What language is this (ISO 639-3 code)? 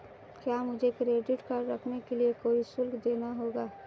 hin